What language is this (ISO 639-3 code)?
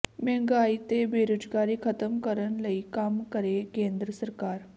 pan